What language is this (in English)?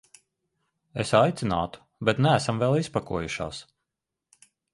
Latvian